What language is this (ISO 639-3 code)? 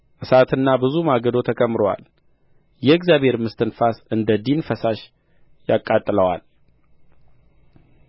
amh